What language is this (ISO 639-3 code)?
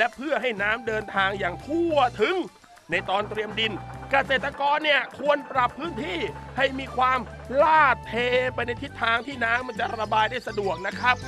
tha